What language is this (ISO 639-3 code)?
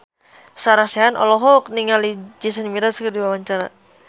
sun